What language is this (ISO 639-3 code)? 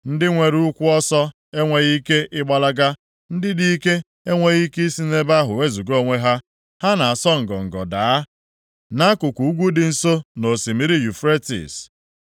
ibo